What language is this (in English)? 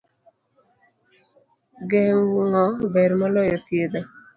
Luo (Kenya and Tanzania)